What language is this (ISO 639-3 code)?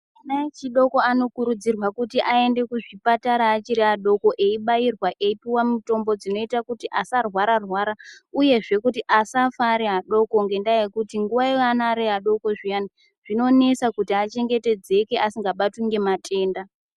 ndc